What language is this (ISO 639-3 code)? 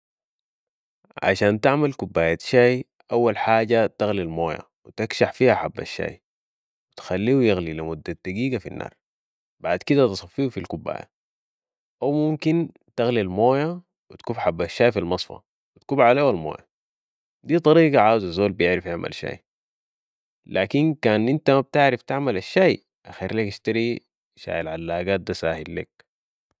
apd